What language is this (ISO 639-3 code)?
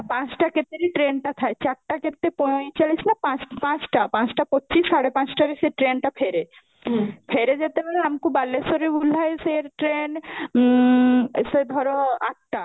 ori